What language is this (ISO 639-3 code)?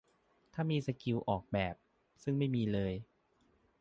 tha